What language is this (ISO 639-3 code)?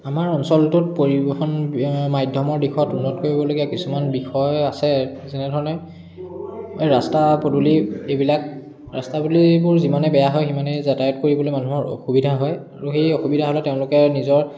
asm